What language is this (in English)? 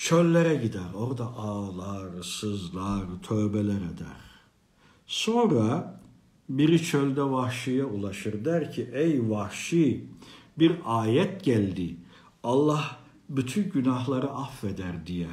Turkish